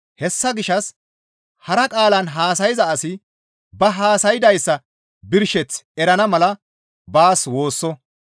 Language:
Gamo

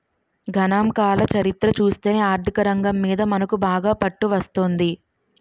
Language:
Telugu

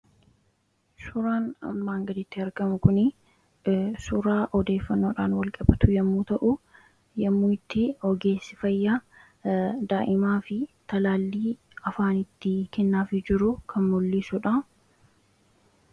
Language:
Oromo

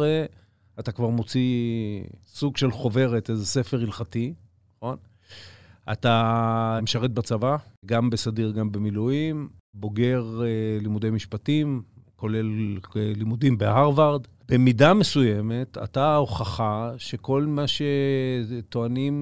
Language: Hebrew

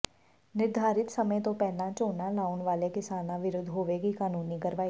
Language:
Punjabi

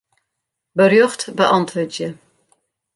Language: Western Frisian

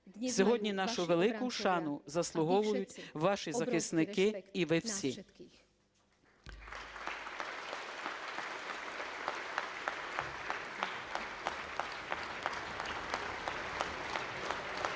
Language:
Ukrainian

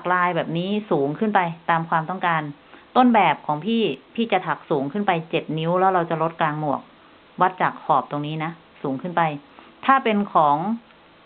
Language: Thai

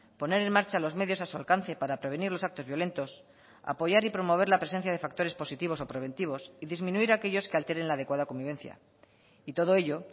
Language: Spanish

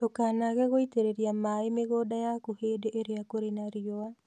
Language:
Kikuyu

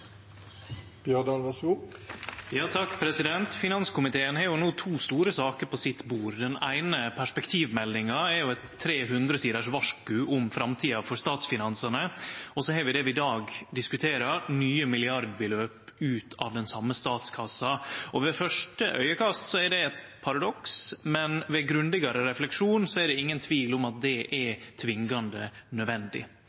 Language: Norwegian Nynorsk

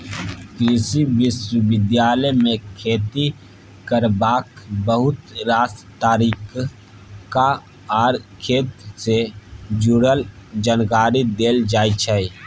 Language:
Maithili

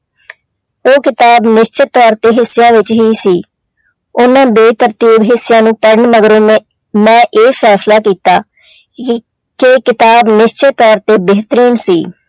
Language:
Punjabi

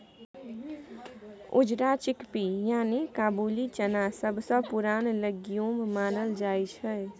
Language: Maithili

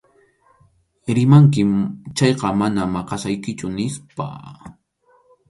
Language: Arequipa-La Unión Quechua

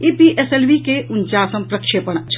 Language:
Maithili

